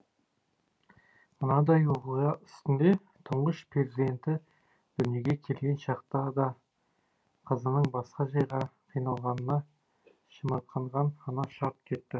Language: Kazakh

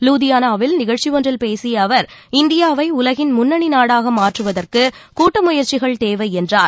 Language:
Tamil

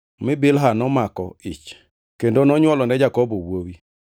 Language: Luo (Kenya and Tanzania)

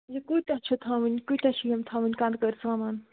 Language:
Kashmiri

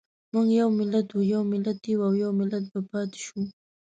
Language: Pashto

